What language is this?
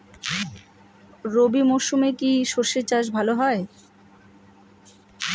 Bangla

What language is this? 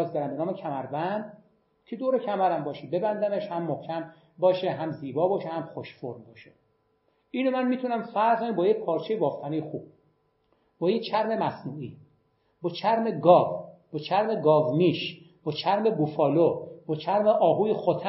Persian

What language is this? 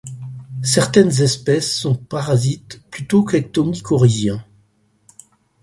French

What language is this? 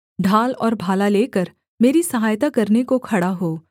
Hindi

